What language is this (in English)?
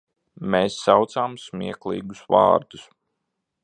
Latvian